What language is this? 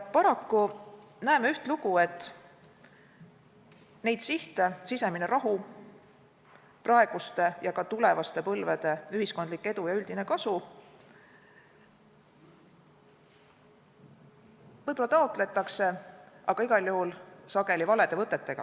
Estonian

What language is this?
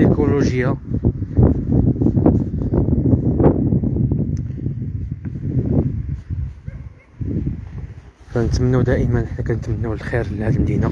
Arabic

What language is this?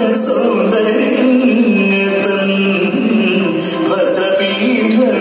Dutch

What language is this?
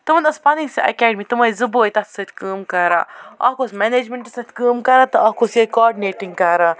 Kashmiri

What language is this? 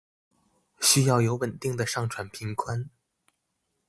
Chinese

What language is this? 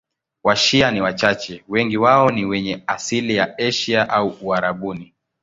Swahili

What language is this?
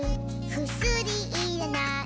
Japanese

